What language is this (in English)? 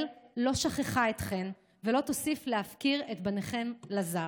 Hebrew